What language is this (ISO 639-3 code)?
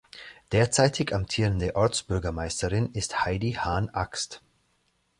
deu